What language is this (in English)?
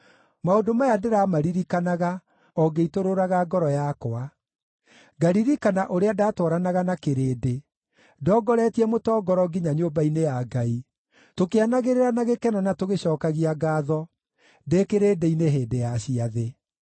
Kikuyu